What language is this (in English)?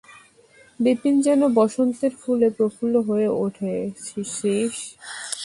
Bangla